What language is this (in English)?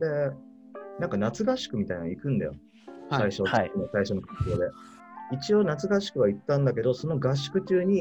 Japanese